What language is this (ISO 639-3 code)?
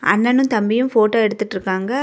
tam